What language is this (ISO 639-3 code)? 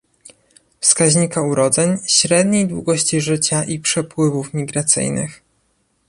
pol